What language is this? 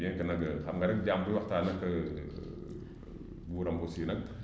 Wolof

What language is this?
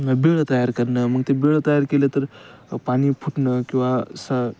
Marathi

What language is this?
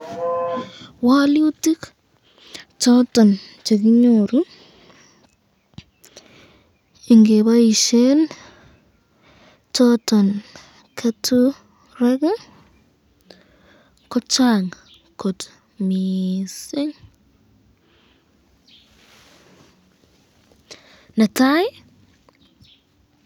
Kalenjin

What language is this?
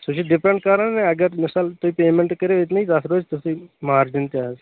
Kashmiri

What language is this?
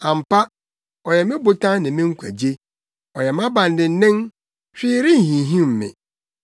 Akan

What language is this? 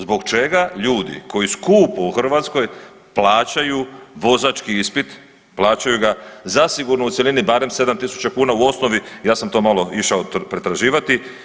Croatian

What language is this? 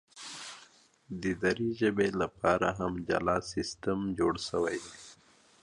Pashto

